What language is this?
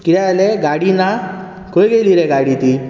Konkani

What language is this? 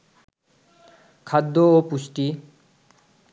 Bangla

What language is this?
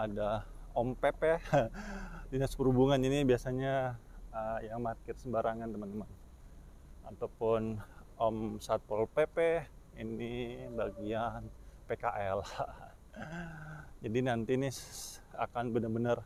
Indonesian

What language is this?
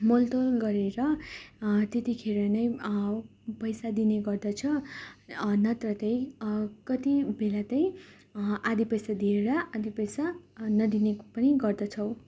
Nepali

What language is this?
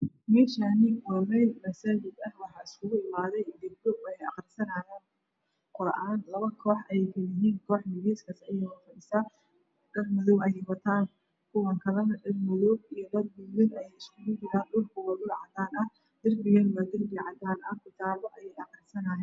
Somali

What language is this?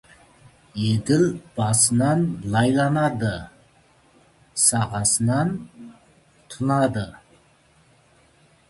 Kazakh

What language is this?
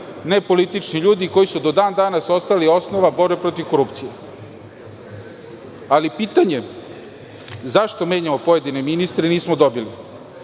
Serbian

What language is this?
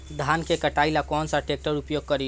Bhojpuri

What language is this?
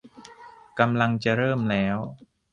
Thai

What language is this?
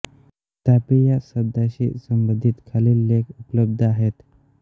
Marathi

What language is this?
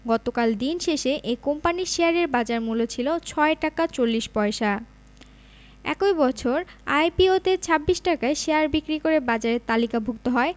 Bangla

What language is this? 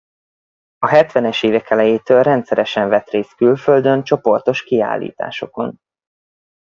Hungarian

